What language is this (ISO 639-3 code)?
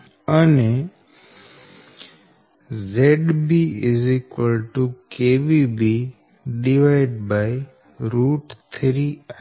guj